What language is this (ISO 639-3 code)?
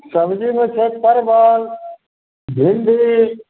mai